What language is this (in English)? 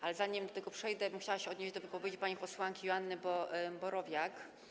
Polish